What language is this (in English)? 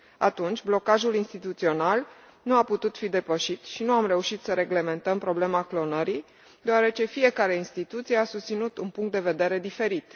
Romanian